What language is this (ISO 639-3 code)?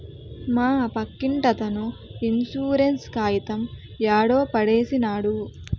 tel